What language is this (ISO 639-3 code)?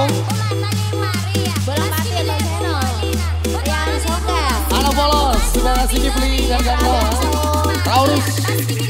ind